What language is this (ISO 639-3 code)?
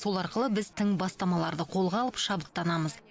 kaz